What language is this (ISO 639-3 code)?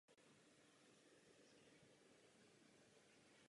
ces